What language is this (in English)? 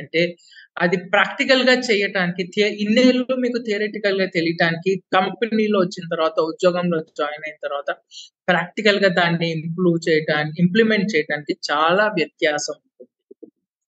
Telugu